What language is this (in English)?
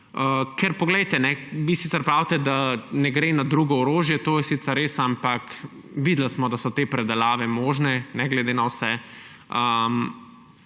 Slovenian